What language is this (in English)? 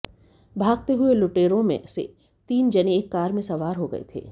Hindi